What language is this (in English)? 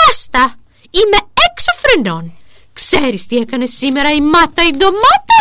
Greek